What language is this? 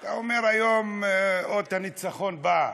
Hebrew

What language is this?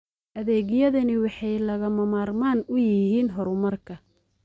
Somali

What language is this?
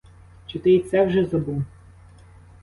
Ukrainian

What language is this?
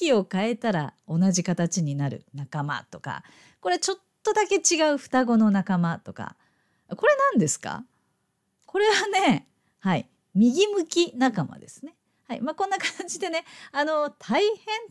Japanese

